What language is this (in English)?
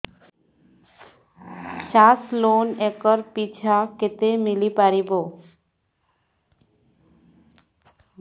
Odia